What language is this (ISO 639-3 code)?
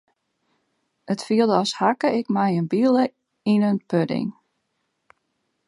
fry